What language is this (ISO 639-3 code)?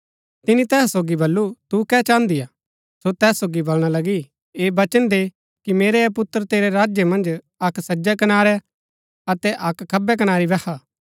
gbk